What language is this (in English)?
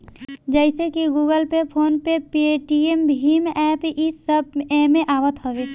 Bhojpuri